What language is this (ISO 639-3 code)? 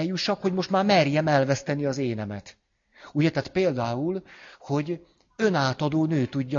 hun